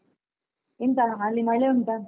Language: Kannada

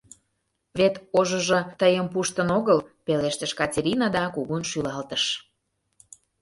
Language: Mari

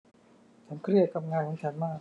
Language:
Thai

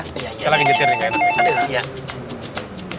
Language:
Indonesian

